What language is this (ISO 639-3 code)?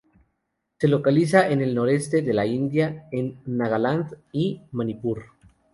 spa